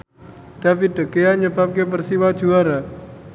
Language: Javanese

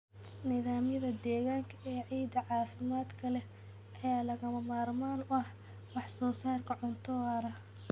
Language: Somali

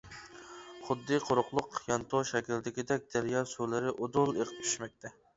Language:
Uyghur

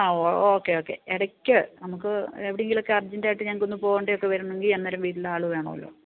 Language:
Malayalam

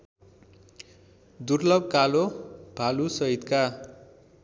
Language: Nepali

